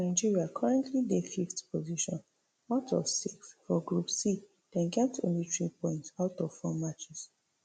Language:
Nigerian Pidgin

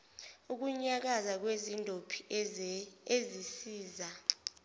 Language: Zulu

